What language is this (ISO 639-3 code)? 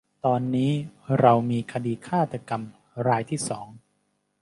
tha